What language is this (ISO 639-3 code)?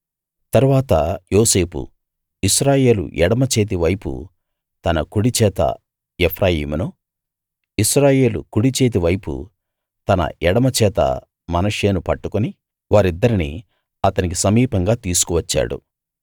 tel